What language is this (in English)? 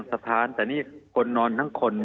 Thai